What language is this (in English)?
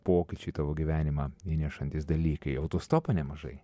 Lithuanian